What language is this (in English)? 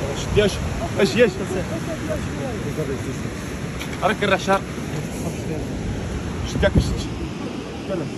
Arabic